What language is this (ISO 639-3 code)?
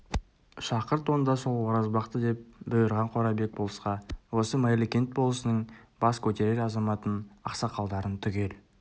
kaz